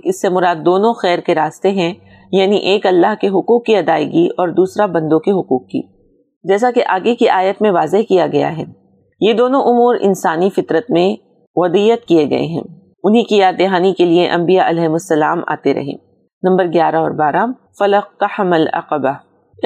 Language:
Urdu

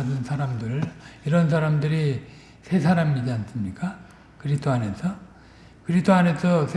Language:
Korean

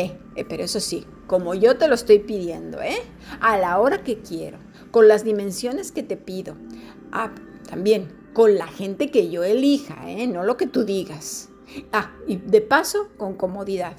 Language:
Spanish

